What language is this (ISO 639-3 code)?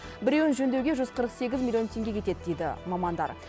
kaz